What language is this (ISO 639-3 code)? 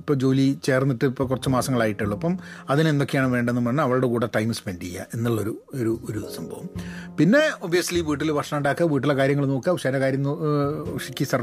mal